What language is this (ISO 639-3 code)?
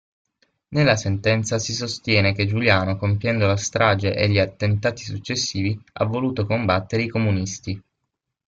ita